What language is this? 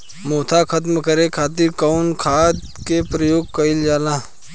Bhojpuri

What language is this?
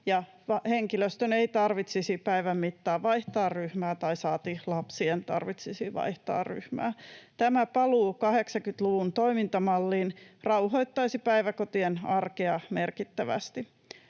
Finnish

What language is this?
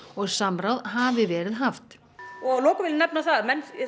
Icelandic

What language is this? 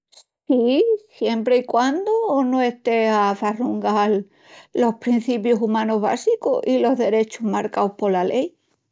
Extremaduran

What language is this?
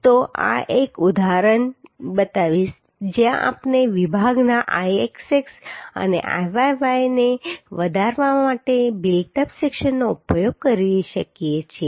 Gujarati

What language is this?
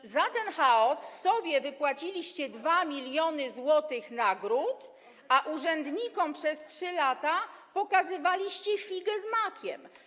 Polish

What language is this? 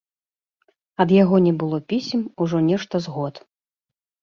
Belarusian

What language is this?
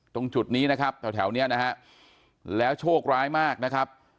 Thai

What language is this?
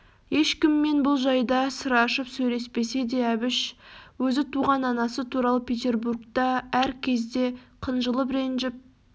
Kazakh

